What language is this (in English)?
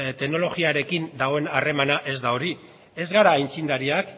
Basque